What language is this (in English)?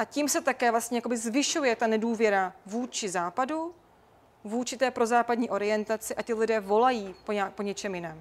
Czech